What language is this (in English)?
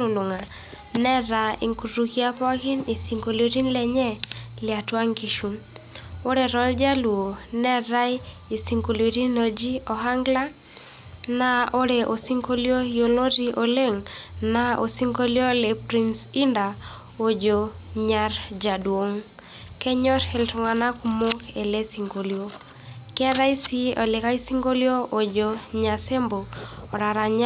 Masai